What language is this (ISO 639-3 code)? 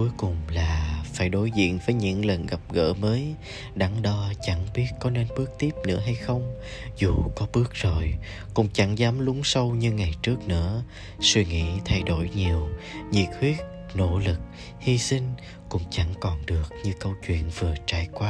vie